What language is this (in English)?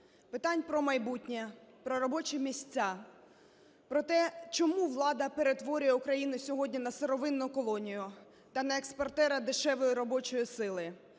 Ukrainian